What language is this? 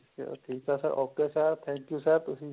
Punjabi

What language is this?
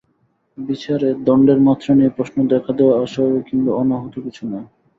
Bangla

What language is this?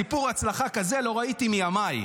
Hebrew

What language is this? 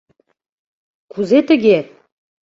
Mari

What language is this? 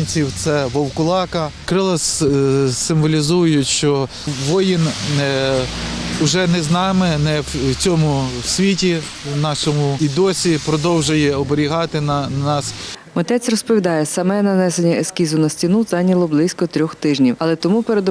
Ukrainian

